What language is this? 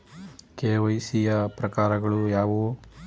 Kannada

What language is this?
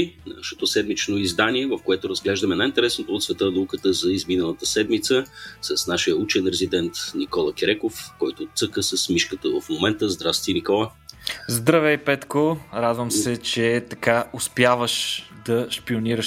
Bulgarian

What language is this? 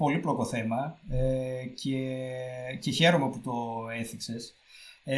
Greek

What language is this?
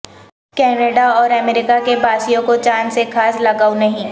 Urdu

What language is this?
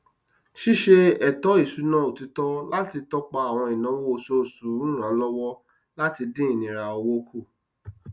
Yoruba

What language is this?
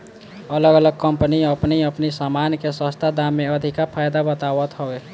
Bhojpuri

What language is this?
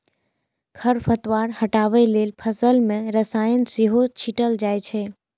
Maithili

